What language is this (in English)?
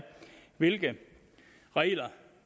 Danish